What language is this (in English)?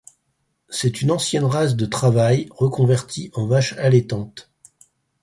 French